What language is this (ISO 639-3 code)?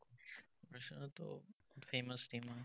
asm